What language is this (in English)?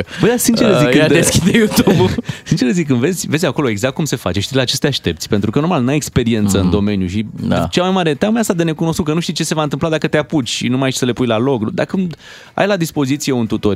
Romanian